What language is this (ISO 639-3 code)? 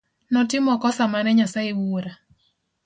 luo